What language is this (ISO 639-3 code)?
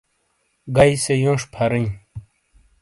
scl